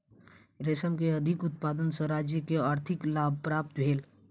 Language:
Maithili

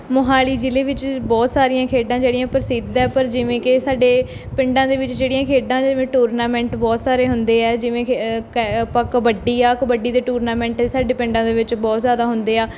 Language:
Punjabi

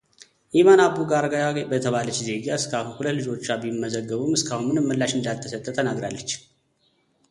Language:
Amharic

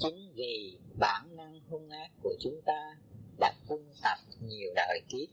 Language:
Vietnamese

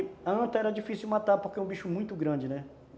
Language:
Portuguese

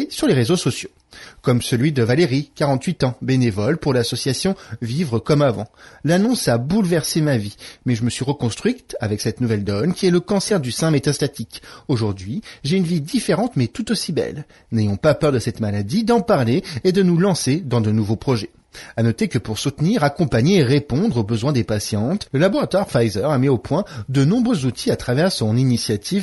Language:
French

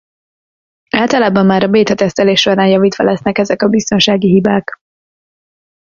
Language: Hungarian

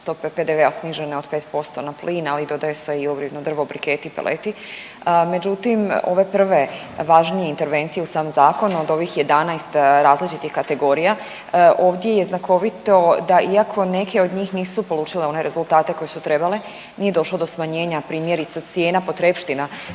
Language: Croatian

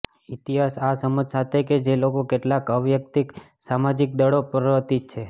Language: Gujarati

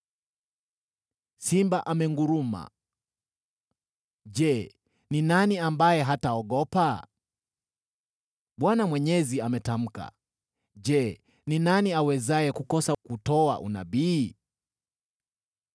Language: Swahili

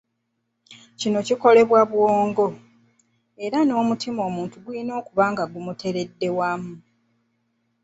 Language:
Ganda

